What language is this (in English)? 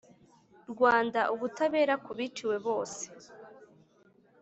Kinyarwanda